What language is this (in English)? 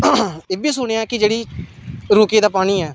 Dogri